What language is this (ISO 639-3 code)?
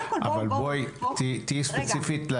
heb